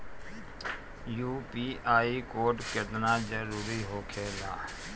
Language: Bhojpuri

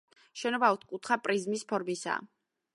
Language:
Georgian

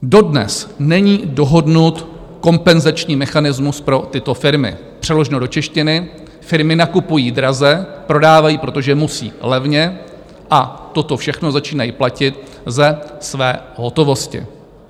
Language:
Czech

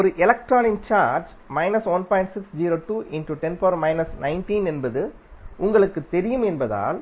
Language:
Tamil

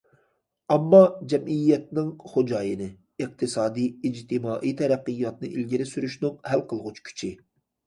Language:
Uyghur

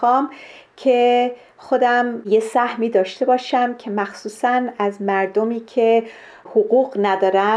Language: Persian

